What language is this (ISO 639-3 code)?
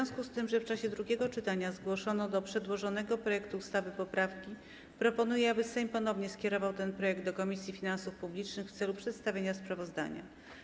pol